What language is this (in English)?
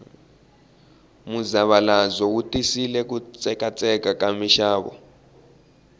Tsonga